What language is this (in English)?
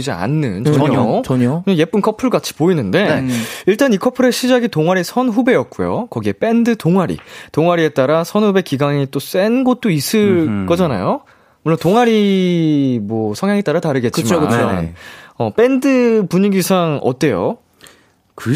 Korean